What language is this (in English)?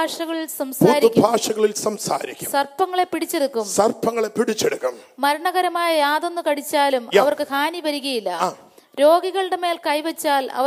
Malayalam